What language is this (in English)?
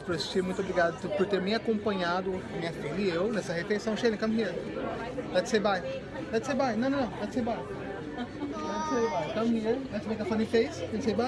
Portuguese